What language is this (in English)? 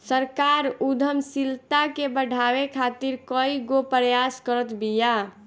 Bhojpuri